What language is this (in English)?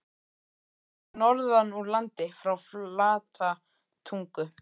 Icelandic